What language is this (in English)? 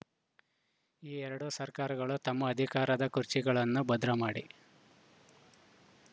Kannada